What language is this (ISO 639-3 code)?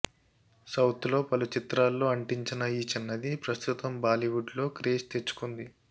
tel